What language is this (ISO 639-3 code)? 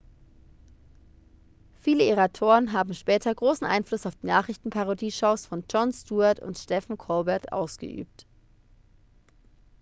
deu